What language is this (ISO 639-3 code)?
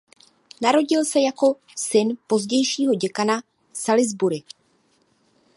ces